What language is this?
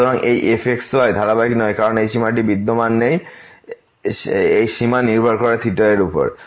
Bangla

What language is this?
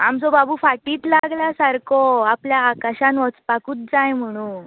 Konkani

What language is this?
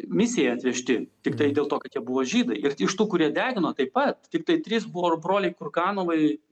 Lithuanian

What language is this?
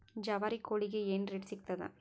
Kannada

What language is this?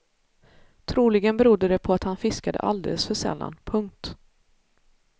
Swedish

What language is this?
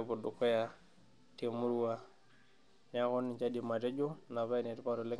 Masai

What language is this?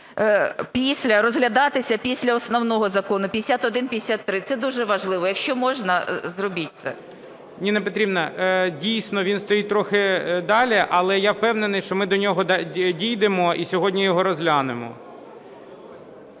Ukrainian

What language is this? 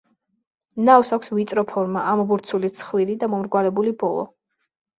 Georgian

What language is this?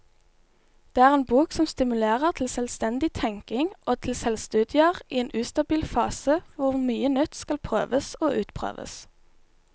Norwegian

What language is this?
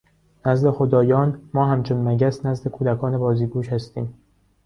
Persian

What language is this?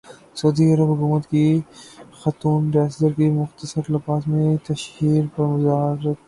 Urdu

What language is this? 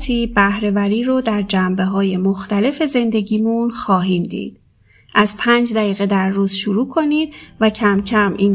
Persian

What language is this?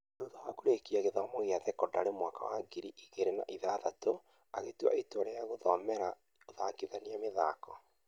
Kikuyu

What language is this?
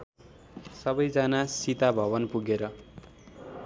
Nepali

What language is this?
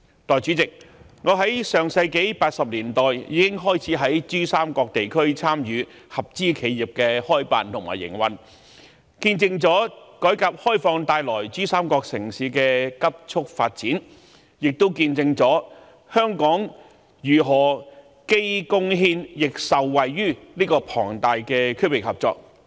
Cantonese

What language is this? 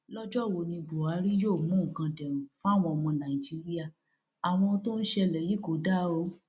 Yoruba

